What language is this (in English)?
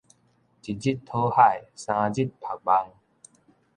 Min Nan Chinese